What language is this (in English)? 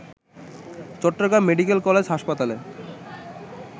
Bangla